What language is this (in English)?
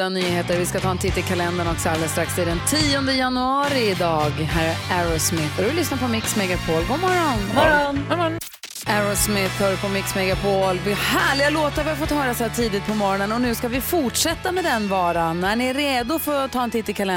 Swedish